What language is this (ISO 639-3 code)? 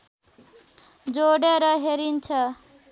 nep